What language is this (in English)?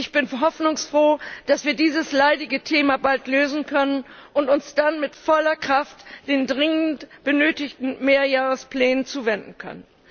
German